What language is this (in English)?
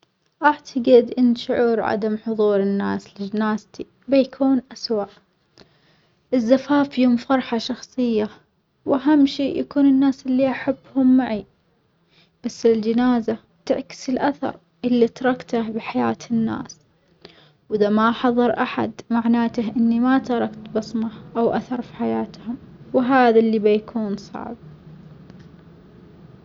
Omani Arabic